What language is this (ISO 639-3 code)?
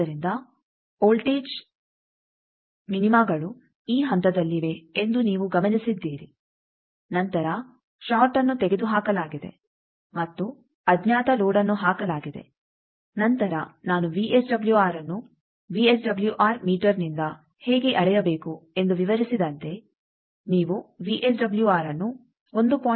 kan